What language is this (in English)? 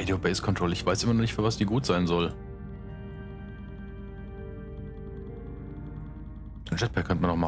German